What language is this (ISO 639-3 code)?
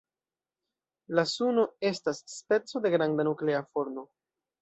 epo